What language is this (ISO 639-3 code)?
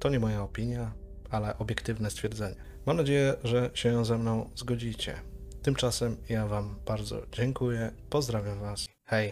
pol